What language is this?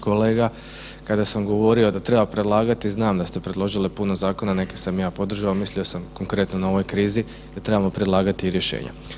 Croatian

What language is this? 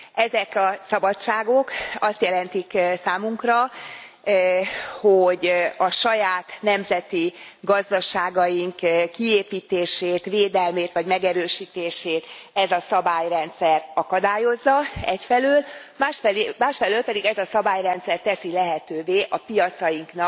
Hungarian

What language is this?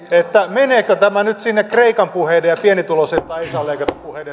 Finnish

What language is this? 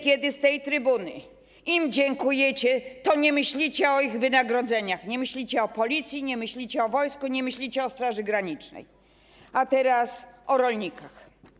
Polish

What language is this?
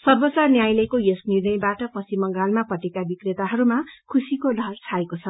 Nepali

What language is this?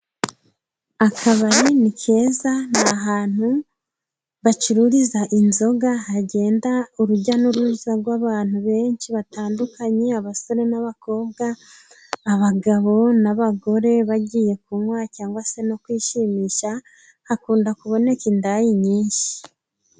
Kinyarwanda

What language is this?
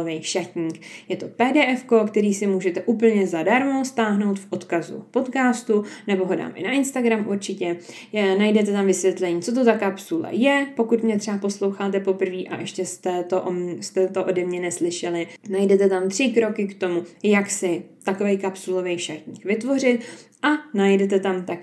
Czech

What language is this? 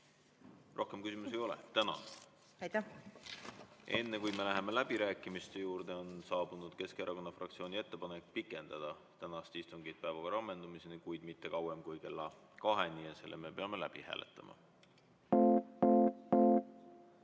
Estonian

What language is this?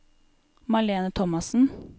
Norwegian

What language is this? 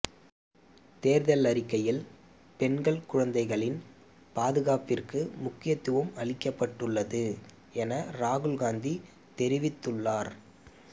Tamil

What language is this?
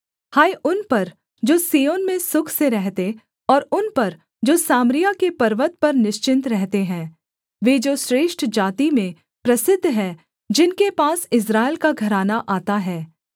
Hindi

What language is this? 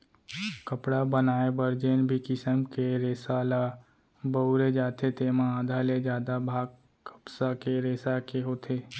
Chhattisgarhi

